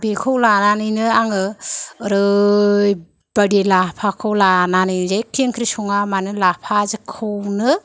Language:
Bodo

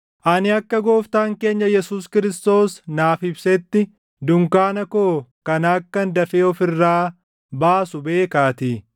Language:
Oromo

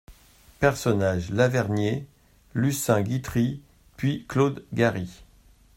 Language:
French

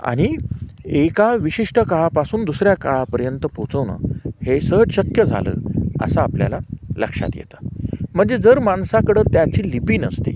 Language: Marathi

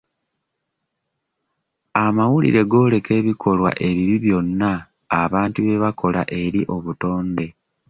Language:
Ganda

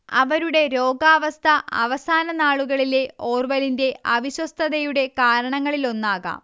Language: Malayalam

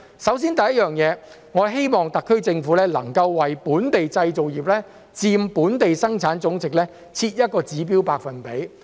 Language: Cantonese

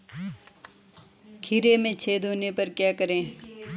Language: Hindi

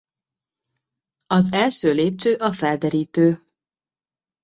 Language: Hungarian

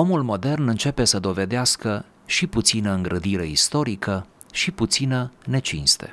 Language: Romanian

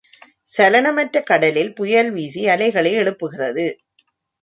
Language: Tamil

